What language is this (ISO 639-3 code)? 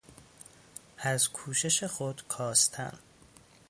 fas